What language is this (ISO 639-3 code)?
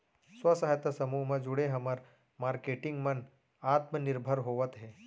hne